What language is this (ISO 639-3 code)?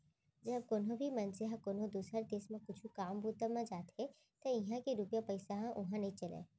hne